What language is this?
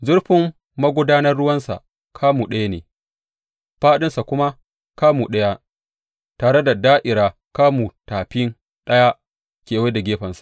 Hausa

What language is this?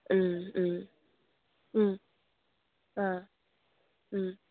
Manipuri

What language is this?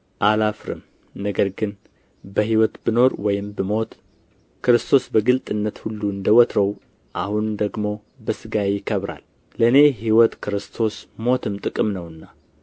Amharic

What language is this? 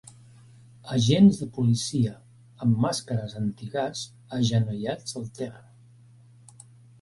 Catalan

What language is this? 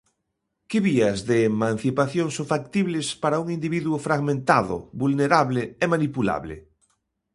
Galician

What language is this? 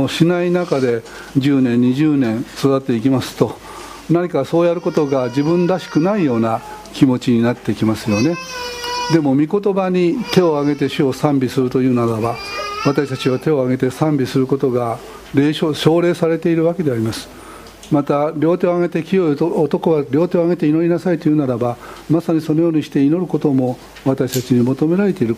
Japanese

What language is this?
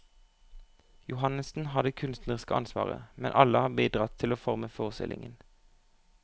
Norwegian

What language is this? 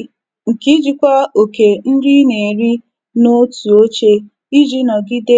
Igbo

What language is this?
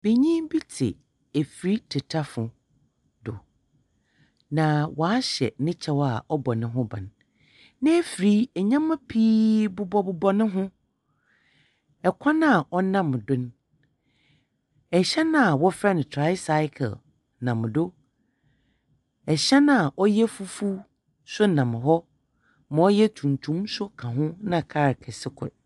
Akan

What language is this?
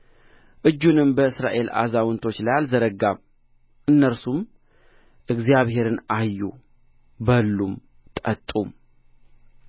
Amharic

